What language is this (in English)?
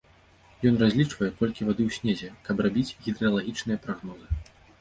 Belarusian